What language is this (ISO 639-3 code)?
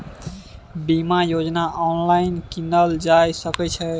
mai